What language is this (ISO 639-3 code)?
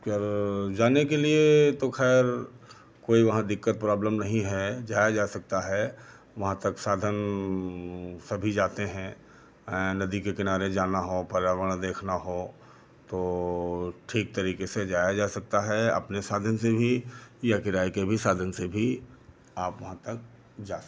hin